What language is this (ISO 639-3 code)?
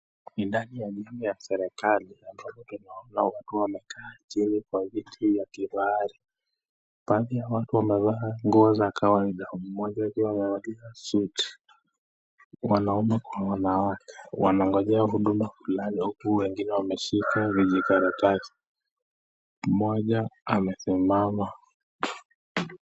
swa